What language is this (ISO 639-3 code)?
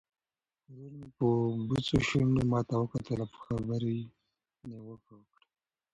pus